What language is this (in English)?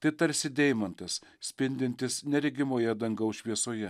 Lithuanian